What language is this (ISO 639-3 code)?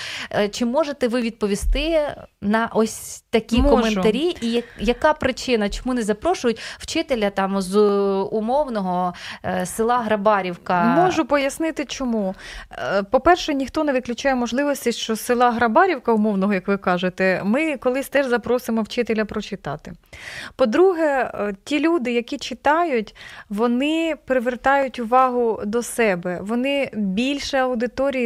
ukr